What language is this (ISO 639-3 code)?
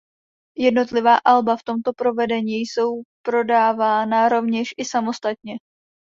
ces